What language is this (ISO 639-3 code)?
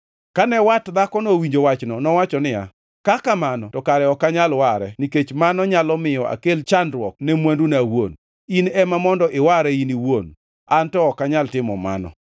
luo